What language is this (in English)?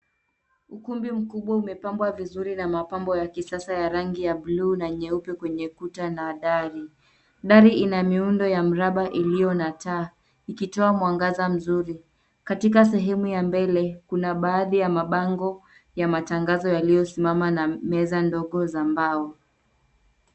Swahili